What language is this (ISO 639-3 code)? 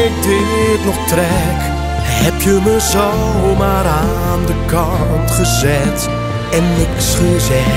nld